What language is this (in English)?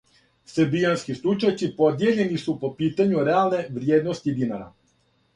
Serbian